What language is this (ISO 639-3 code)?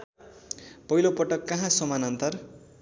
nep